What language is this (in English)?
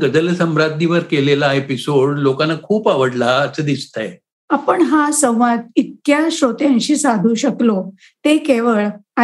Marathi